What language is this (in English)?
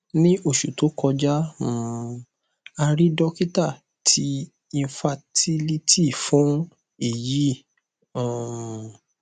Yoruba